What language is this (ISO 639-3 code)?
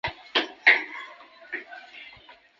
zho